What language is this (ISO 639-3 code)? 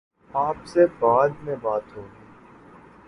urd